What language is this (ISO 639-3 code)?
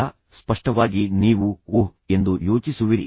kan